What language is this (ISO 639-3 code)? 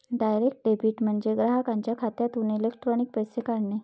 mar